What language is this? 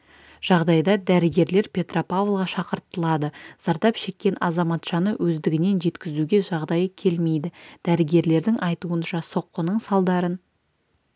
Kazakh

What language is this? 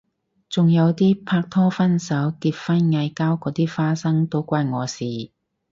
Cantonese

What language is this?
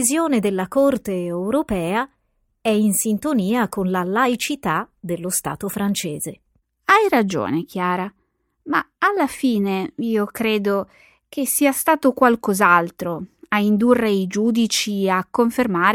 Italian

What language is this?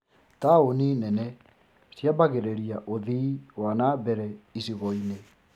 Kikuyu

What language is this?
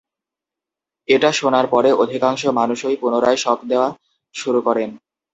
Bangla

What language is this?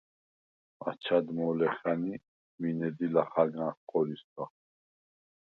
Svan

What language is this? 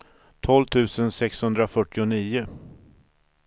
Swedish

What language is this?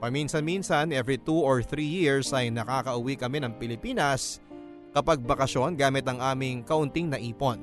Filipino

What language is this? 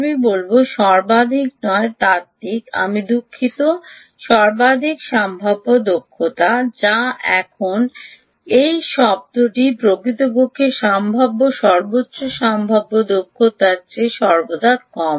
Bangla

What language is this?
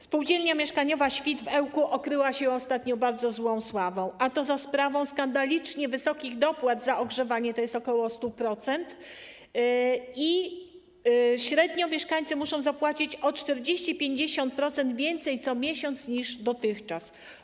Polish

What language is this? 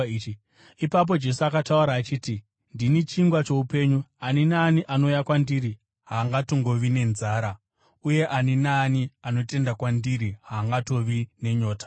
Shona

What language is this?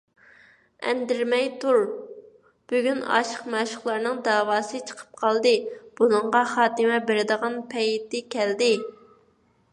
Uyghur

